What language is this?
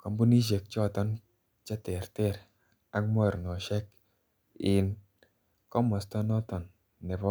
Kalenjin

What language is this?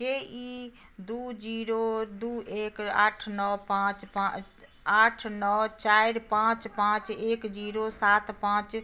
Maithili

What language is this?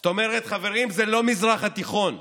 Hebrew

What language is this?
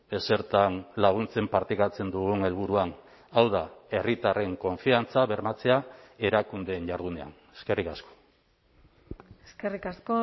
Basque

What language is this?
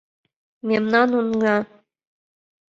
Mari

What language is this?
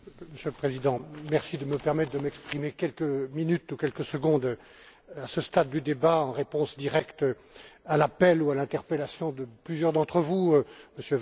French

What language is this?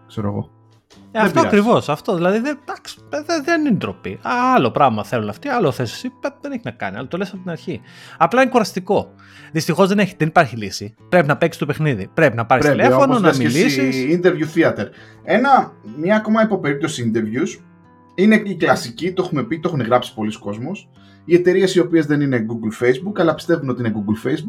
Greek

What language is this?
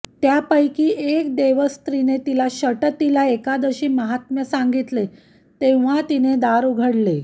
Marathi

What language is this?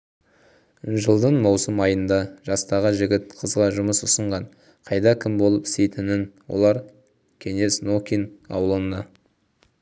Kazakh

